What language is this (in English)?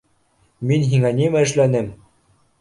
Bashkir